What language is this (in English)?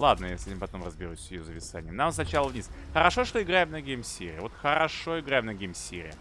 Russian